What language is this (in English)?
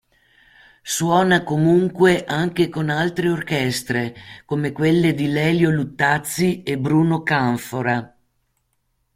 Italian